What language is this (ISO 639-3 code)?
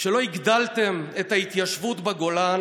heb